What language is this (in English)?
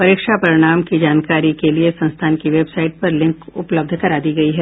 Hindi